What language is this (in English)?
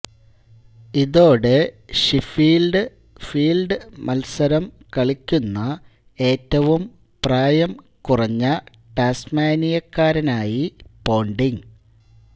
Malayalam